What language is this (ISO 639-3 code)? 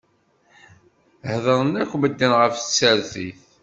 kab